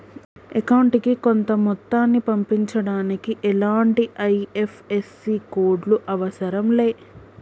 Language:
Telugu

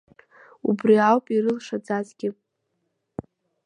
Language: Abkhazian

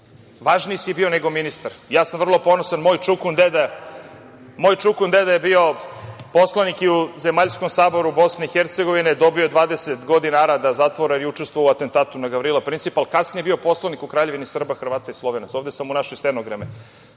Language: Serbian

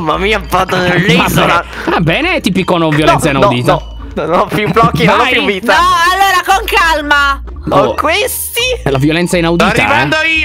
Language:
Italian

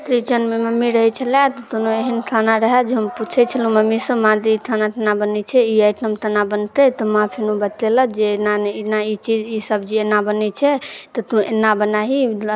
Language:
Maithili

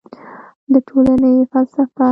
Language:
Pashto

